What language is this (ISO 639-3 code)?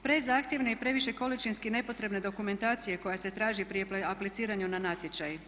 hrv